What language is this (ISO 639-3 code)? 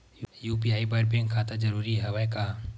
hne